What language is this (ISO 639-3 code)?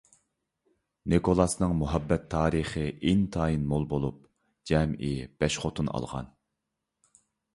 uig